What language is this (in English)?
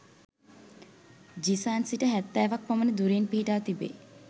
Sinhala